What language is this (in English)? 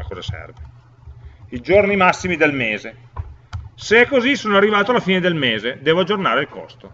Italian